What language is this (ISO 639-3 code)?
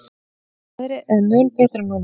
isl